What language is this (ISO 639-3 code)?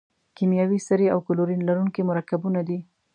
pus